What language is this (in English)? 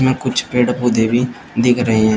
Hindi